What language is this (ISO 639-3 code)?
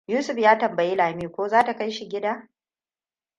hau